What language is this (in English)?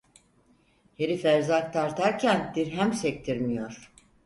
Turkish